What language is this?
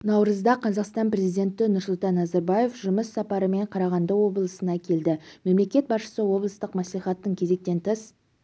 Kazakh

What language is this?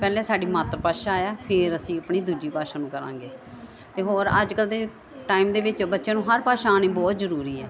Punjabi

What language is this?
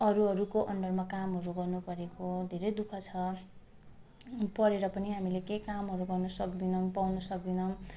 Nepali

